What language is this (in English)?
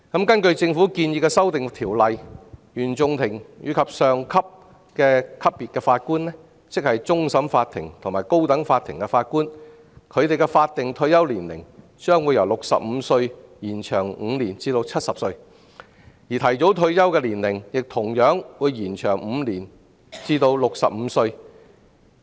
Cantonese